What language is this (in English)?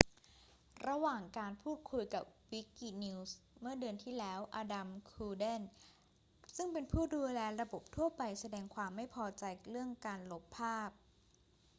Thai